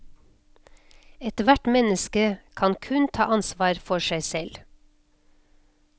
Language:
Norwegian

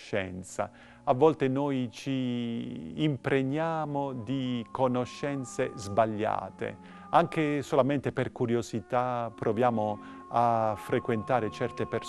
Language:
Italian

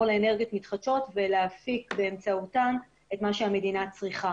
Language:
Hebrew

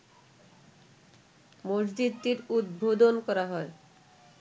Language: Bangla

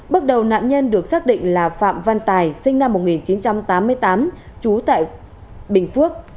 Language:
Vietnamese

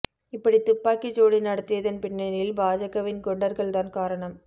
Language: Tamil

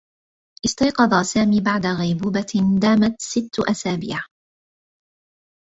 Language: Arabic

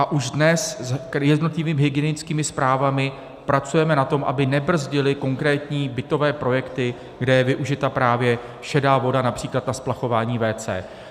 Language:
Czech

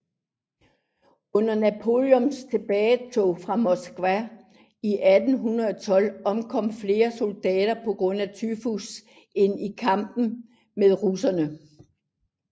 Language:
Danish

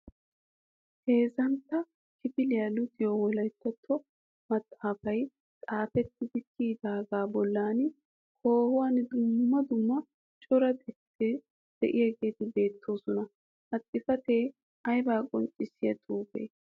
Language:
Wolaytta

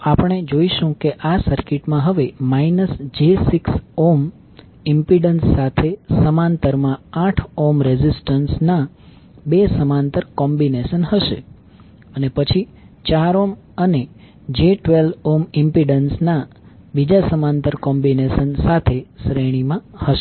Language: Gujarati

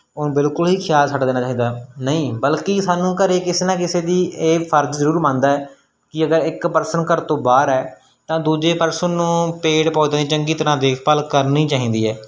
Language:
Punjabi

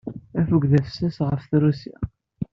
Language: Kabyle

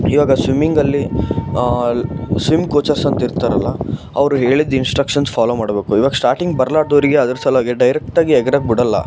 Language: Kannada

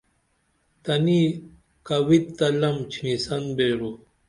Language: Dameli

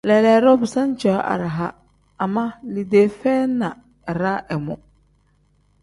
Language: Tem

